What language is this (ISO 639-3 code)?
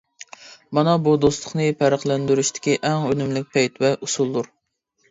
uig